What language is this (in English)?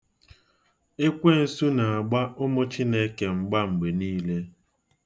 Igbo